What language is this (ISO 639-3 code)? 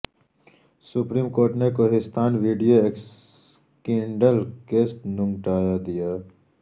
urd